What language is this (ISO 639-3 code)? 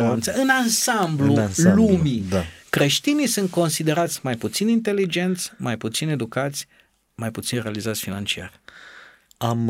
ron